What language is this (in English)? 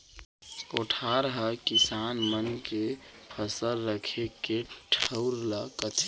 Chhattisgarhi